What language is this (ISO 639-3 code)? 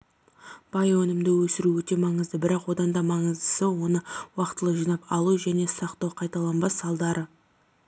kaz